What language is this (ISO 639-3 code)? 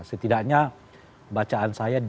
ind